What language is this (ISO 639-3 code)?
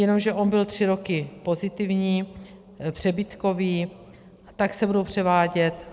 ces